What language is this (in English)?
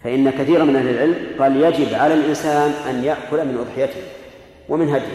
Arabic